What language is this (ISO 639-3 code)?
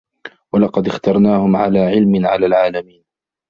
ara